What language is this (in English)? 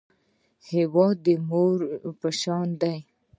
Pashto